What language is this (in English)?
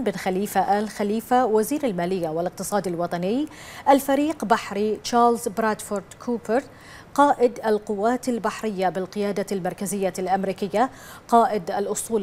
Arabic